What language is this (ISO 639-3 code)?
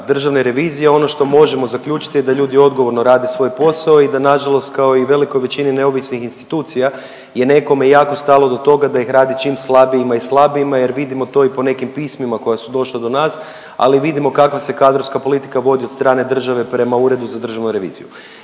hrv